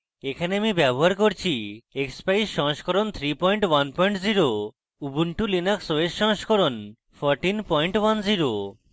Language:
Bangla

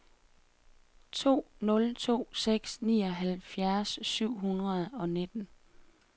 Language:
Danish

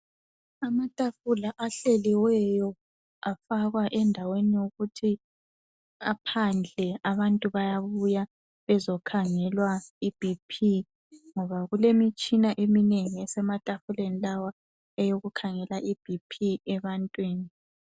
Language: North Ndebele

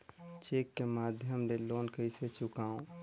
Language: Chhattisgarhi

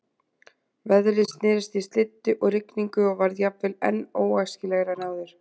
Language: Icelandic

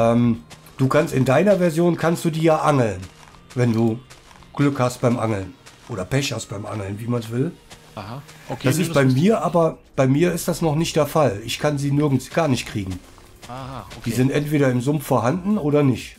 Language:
German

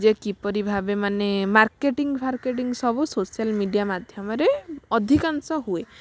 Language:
Odia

